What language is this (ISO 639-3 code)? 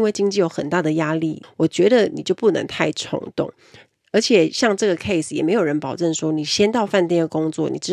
zho